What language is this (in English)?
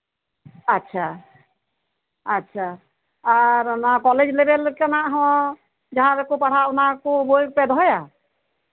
Santali